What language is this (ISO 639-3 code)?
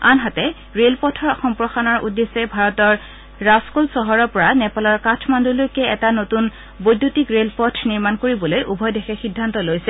asm